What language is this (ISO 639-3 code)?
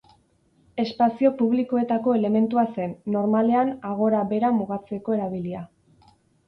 eus